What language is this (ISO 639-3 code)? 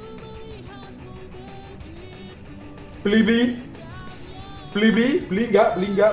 ind